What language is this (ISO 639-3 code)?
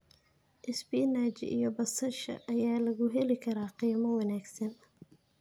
som